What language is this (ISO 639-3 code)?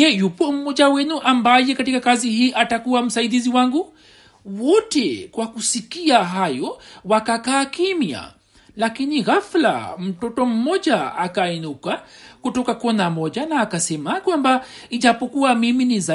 swa